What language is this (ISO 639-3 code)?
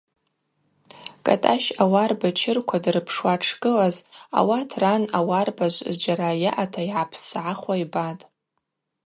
abq